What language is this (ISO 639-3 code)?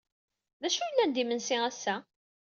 kab